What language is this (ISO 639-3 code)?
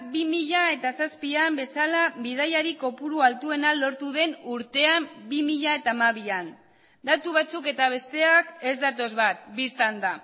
eus